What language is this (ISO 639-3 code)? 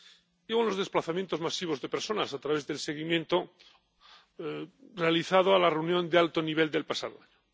spa